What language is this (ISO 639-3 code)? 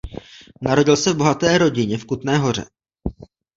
ces